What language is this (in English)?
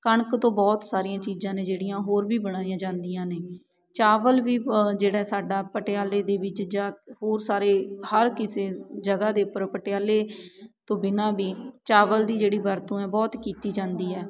Punjabi